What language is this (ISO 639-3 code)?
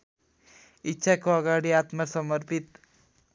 nep